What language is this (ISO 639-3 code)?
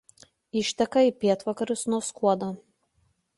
lit